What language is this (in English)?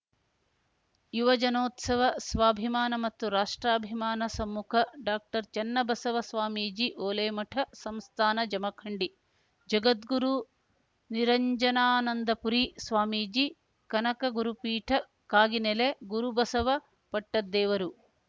Kannada